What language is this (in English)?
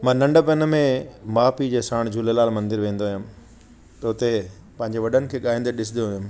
Sindhi